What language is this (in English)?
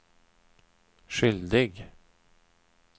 Swedish